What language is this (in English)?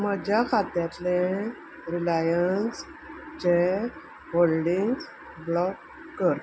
Konkani